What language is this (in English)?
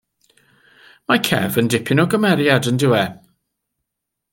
Welsh